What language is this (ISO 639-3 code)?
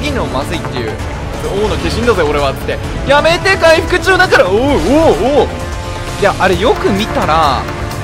jpn